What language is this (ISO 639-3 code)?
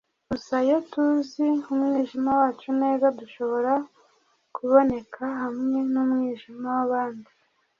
kin